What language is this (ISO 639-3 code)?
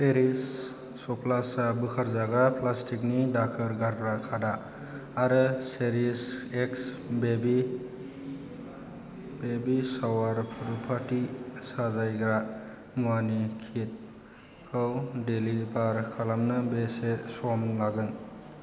brx